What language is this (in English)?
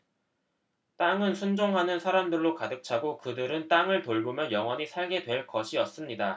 Korean